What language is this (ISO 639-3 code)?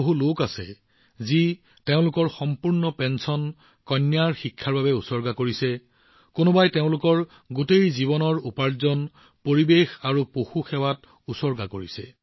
asm